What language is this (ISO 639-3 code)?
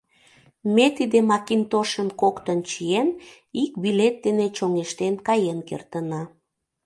chm